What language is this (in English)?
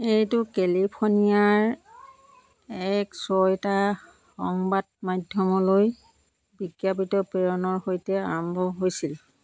Assamese